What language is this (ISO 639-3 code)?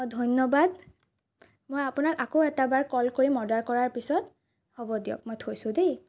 asm